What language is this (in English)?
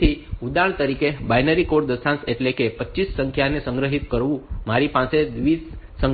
Gujarati